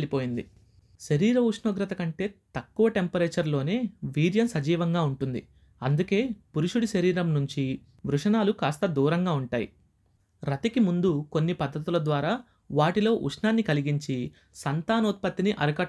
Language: Telugu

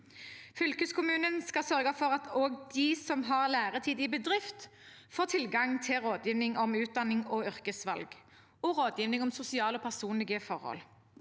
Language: Norwegian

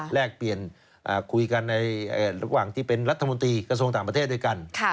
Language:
Thai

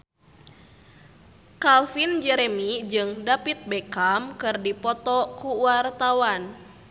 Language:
Sundanese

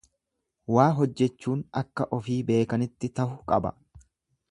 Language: Oromo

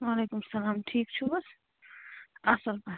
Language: Kashmiri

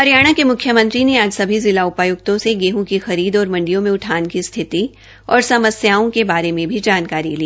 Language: Hindi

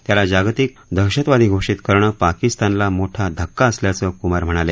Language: Marathi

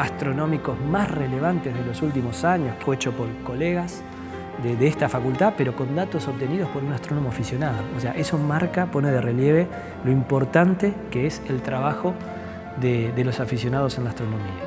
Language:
Spanish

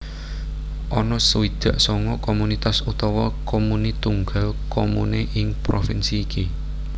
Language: Javanese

